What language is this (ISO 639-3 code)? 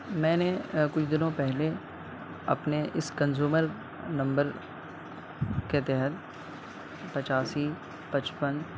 urd